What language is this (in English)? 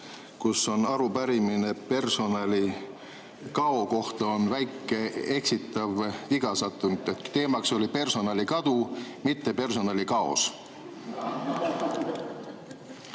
Estonian